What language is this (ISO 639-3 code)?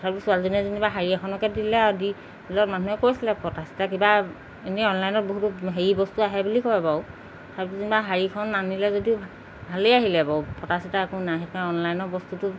asm